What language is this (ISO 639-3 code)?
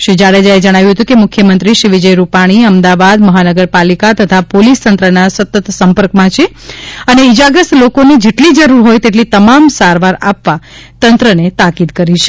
guj